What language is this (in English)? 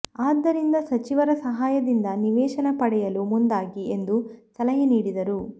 Kannada